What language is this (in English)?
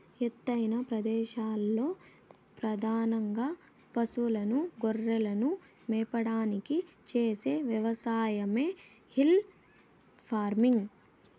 Telugu